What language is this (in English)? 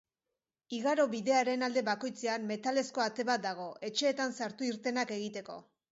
Basque